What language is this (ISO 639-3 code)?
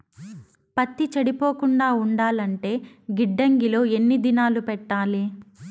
tel